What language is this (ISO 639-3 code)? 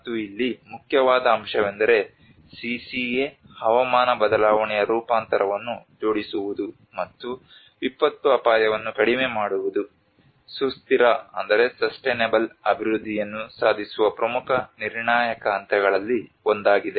kan